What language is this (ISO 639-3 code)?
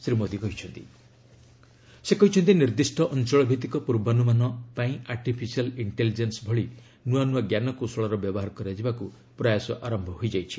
ori